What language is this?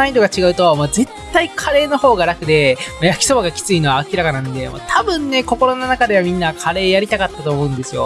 Japanese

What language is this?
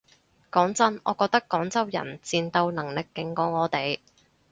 Cantonese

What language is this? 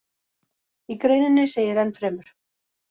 Icelandic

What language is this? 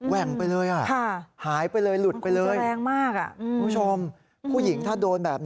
Thai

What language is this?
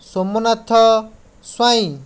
Odia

